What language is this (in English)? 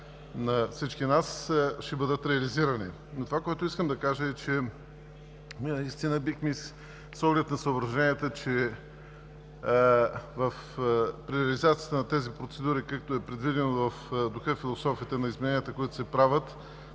Bulgarian